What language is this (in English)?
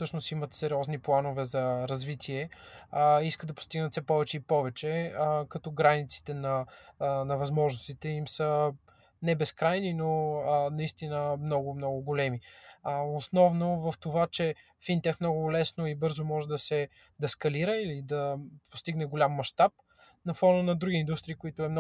Bulgarian